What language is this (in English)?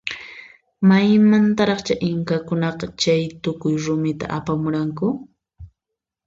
Puno Quechua